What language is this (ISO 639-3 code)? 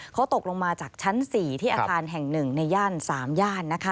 tha